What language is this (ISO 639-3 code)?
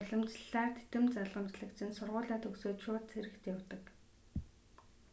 mon